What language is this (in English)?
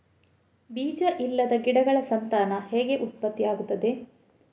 Kannada